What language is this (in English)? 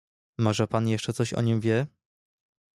Polish